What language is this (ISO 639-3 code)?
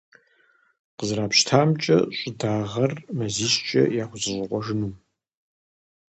kbd